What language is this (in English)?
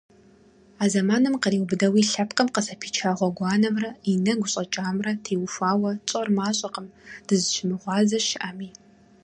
Kabardian